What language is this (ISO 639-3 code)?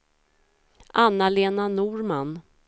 swe